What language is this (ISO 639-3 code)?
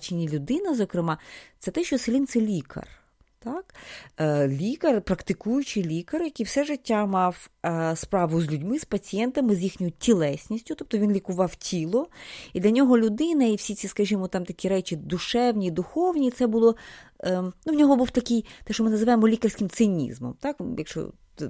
ukr